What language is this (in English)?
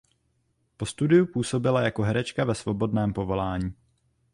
Czech